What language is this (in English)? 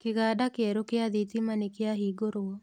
Kikuyu